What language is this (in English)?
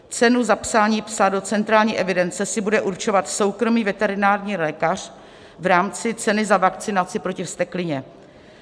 Czech